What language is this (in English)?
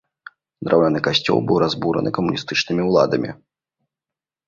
Belarusian